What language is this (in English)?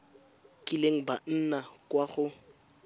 Tswana